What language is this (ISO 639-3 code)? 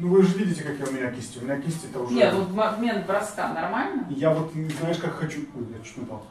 rus